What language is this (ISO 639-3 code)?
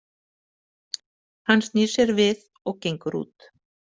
isl